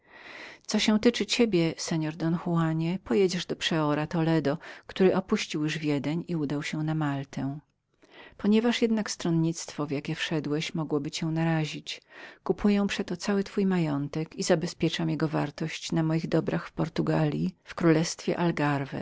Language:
Polish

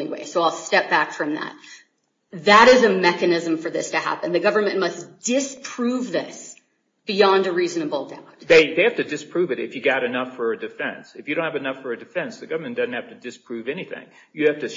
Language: English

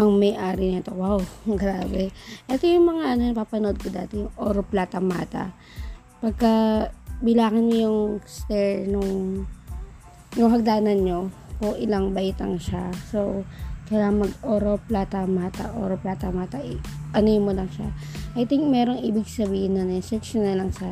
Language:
Filipino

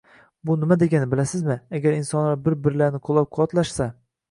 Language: Uzbek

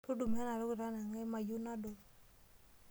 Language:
Masai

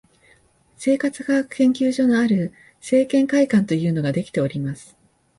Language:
Japanese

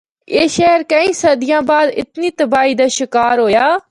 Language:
Northern Hindko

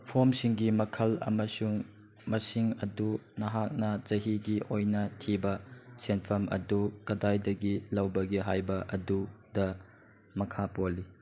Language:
Manipuri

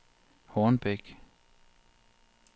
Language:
Danish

